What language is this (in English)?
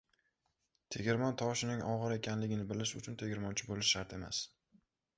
Uzbek